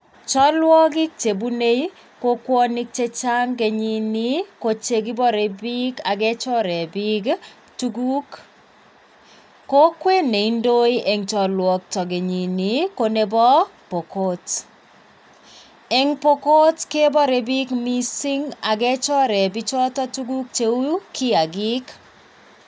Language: Kalenjin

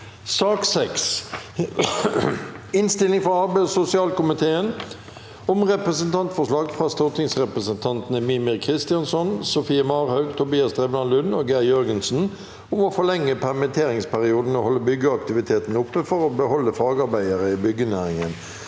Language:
Norwegian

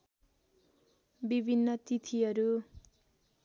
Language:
Nepali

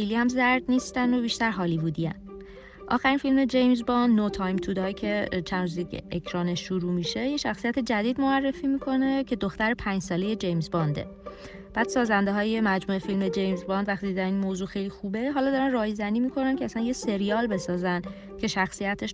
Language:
Persian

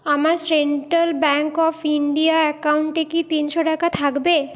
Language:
Bangla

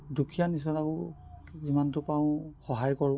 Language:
Assamese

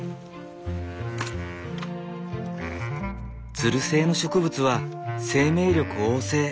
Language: Japanese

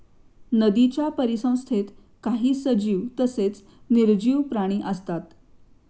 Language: Marathi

